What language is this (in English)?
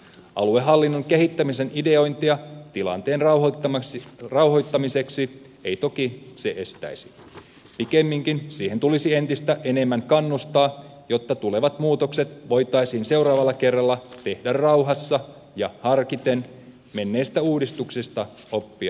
Finnish